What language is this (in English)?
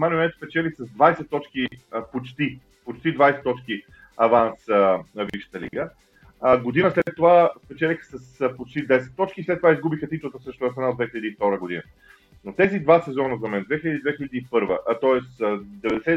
Bulgarian